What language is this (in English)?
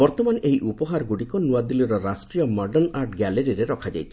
Odia